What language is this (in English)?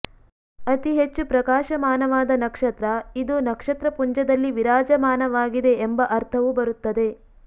Kannada